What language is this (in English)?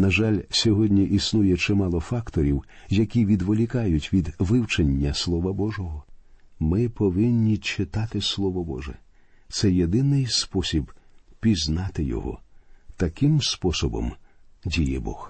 Ukrainian